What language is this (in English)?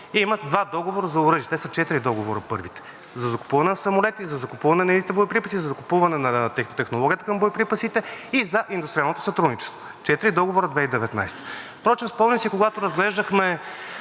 Bulgarian